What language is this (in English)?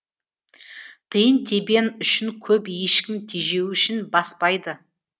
Kazakh